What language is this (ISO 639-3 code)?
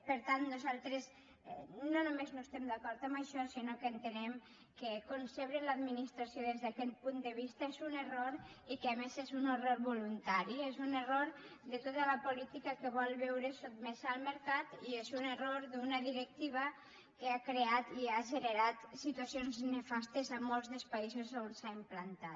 cat